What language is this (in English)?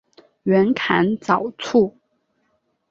Chinese